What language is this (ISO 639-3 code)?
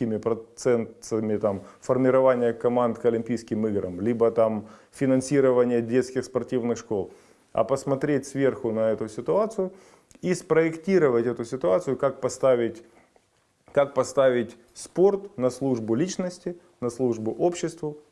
rus